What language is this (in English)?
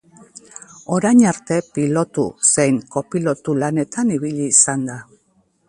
Basque